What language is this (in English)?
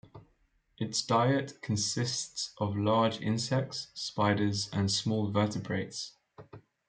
English